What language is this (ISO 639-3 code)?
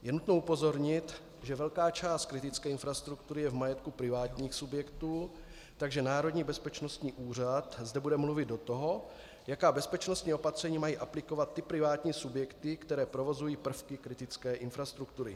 ces